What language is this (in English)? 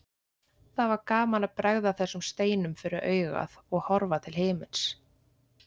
Icelandic